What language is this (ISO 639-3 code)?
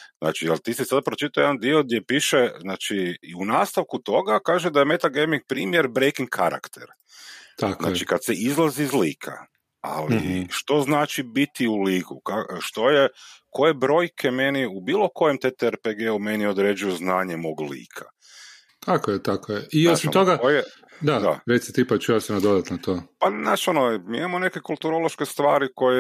hrv